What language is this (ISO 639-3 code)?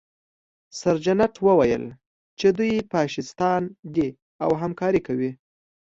pus